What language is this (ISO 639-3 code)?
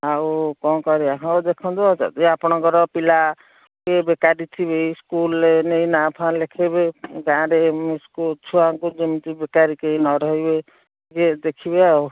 ori